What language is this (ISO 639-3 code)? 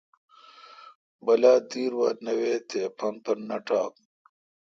xka